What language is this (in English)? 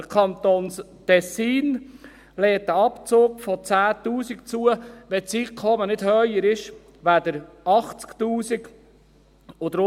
Swiss German